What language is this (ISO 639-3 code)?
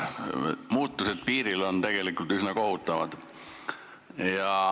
est